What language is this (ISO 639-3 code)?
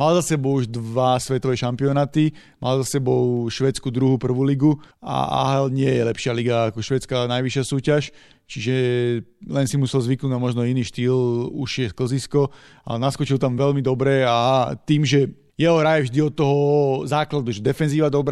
slk